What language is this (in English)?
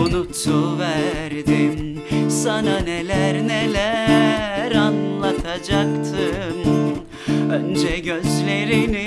Turkish